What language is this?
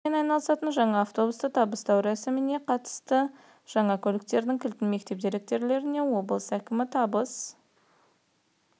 Kazakh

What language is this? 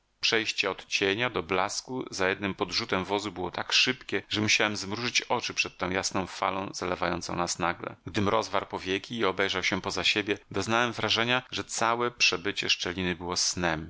Polish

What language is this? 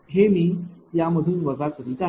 Marathi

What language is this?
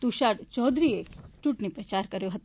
Gujarati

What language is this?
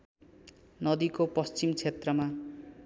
Nepali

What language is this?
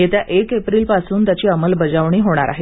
Marathi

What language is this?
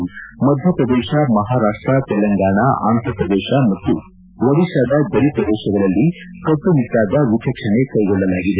Kannada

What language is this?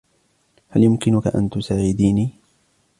Arabic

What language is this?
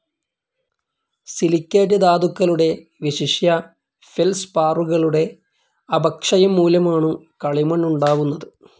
Malayalam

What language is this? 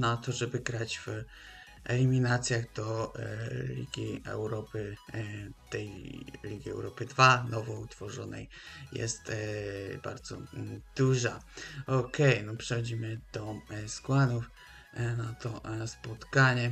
Polish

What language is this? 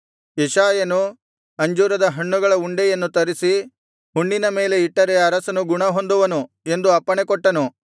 Kannada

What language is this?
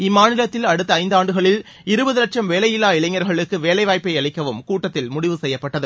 Tamil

